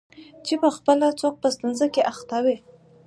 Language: Pashto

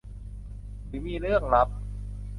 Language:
Thai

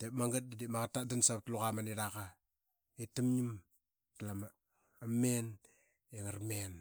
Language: Qaqet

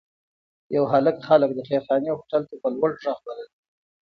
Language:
Pashto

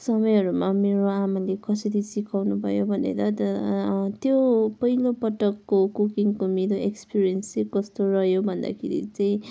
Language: Nepali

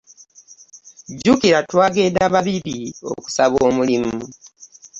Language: Ganda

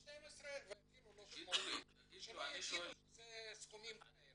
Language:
Hebrew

